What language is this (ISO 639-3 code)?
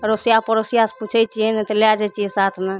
mai